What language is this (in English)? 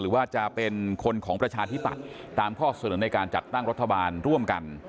Thai